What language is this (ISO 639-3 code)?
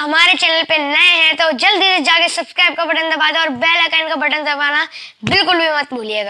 urd